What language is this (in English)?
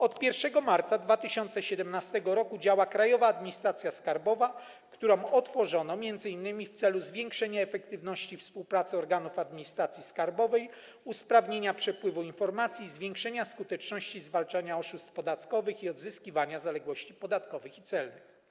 Polish